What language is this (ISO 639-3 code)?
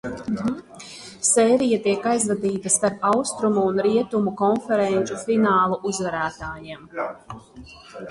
lav